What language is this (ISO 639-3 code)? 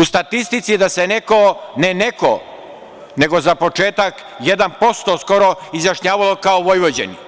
srp